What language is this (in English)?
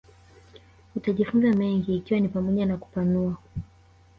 Swahili